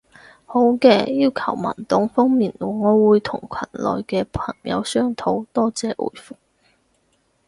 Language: Cantonese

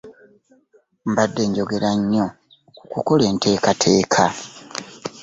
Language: Ganda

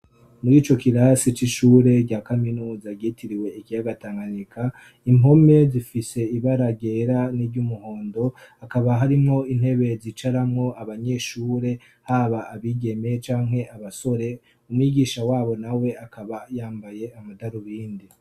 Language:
Rundi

